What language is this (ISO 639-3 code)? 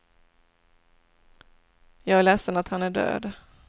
swe